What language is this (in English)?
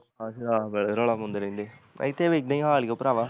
Punjabi